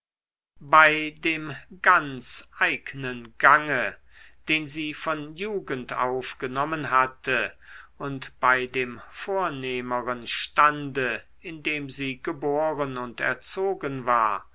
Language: German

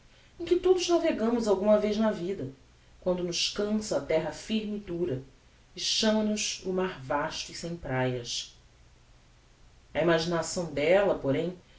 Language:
Portuguese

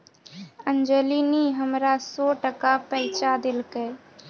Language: Maithili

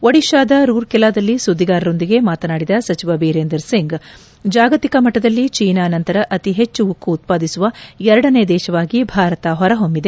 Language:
Kannada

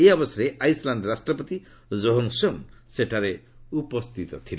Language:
Odia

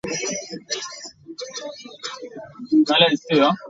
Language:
English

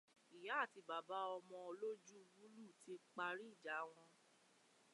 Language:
Yoruba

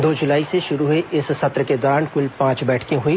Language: Hindi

